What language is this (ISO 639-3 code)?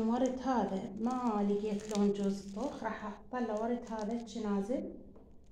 ara